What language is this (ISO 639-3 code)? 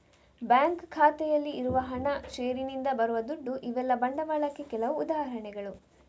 kan